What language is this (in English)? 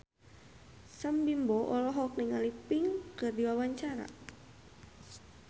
Sundanese